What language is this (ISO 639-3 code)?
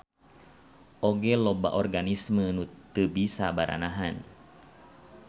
sun